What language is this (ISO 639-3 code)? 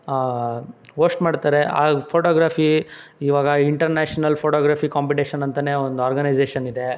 kan